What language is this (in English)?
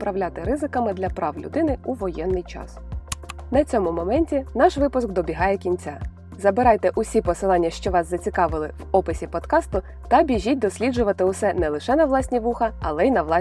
Ukrainian